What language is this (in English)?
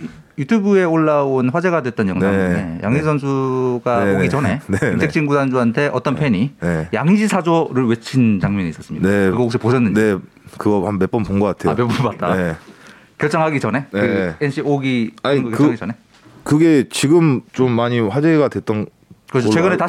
Korean